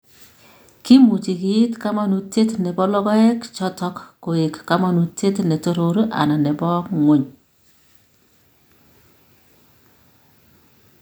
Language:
Kalenjin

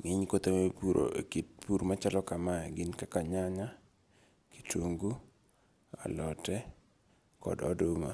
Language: Luo (Kenya and Tanzania)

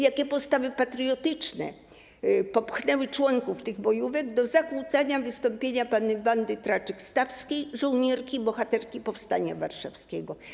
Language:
Polish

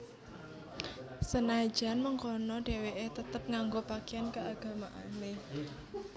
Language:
Javanese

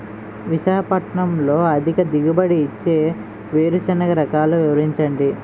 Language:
Telugu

